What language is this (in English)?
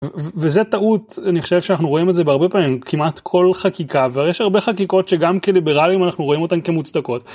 Hebrew